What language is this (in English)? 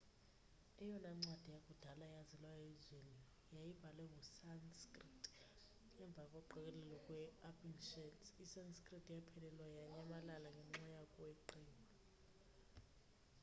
Xhosa